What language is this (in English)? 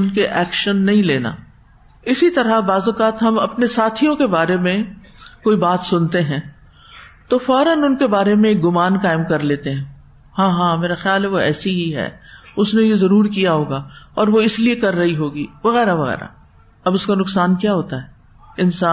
Urdu